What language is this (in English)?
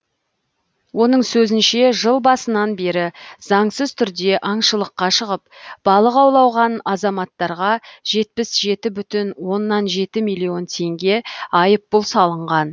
Kazakh